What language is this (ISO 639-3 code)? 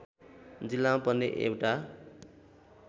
nep